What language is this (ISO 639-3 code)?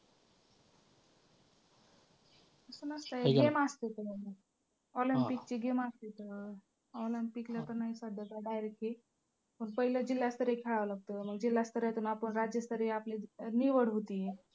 mar